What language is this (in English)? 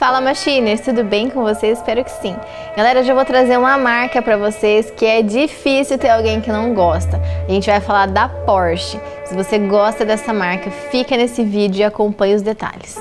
Portuguese